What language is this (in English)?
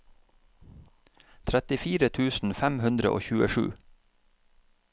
Norwegian